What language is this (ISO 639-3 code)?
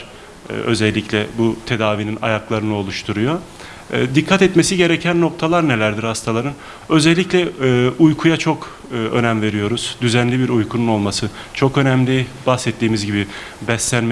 tur